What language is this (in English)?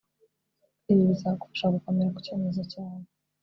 Kinyarwanda